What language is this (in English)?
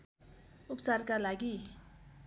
Nepali